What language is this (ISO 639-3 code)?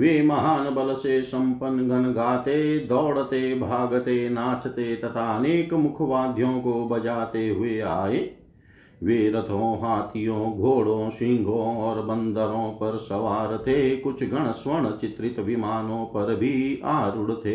hin